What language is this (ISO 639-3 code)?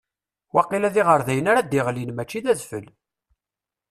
kab